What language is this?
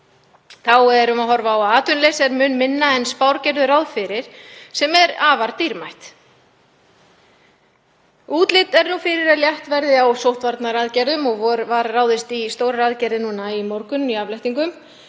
Icelandic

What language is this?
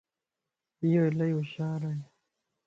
Lasi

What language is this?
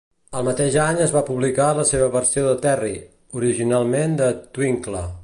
Catalan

